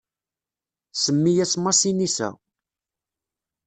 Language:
Kabyle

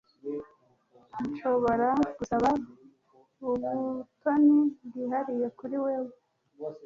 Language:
Kinyarwanda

